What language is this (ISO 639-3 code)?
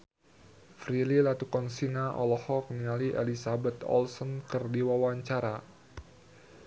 sun